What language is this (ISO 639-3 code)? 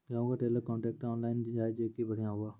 mai